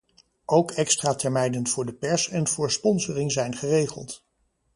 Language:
Dutch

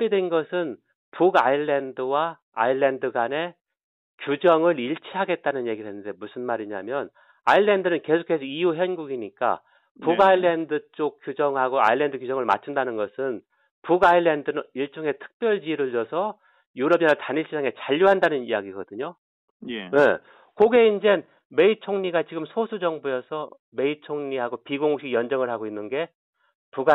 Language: Korean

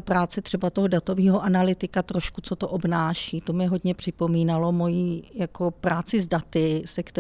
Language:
Czech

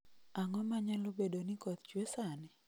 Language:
Luo (Kenya and Tanzania)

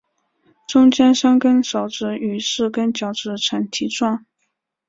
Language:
Chinese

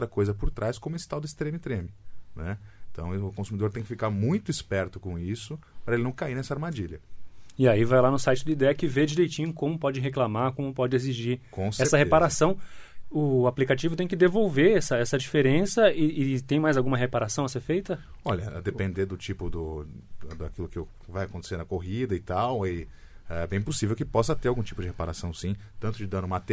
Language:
Portuguese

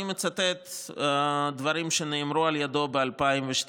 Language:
Hebrew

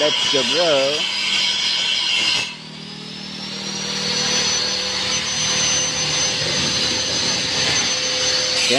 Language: Indonesian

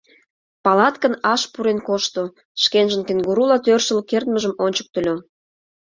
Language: Mari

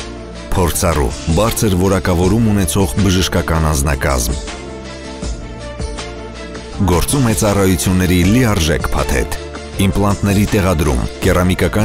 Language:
Romanian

